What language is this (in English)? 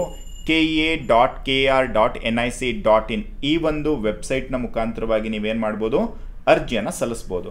Kannada